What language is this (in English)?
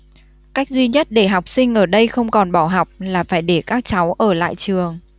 Vietnamese